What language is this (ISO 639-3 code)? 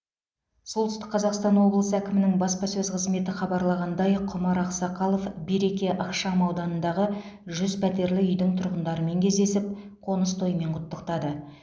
kaz